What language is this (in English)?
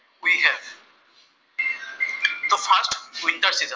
Assamese